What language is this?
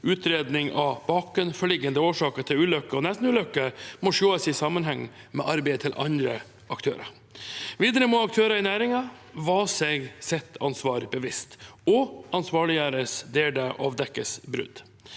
Norwegian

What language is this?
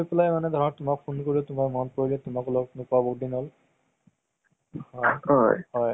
Assamese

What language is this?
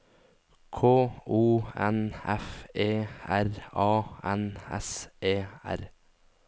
Norwegian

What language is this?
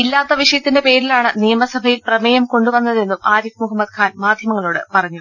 Malayalam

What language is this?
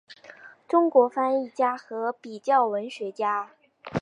Chinese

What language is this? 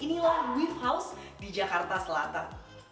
Indonesian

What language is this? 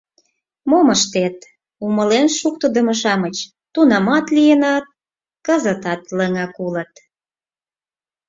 Mari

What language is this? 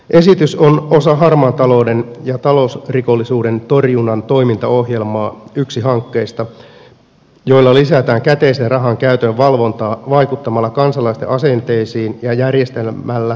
Finnish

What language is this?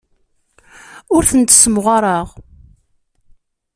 Kabyle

